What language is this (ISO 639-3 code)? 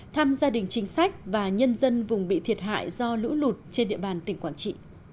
vie